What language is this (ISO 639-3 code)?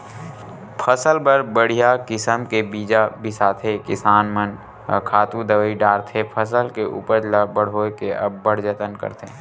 hne